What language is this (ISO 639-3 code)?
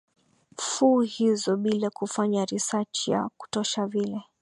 swa